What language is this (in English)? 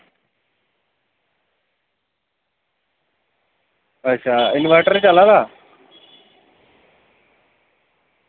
Dogri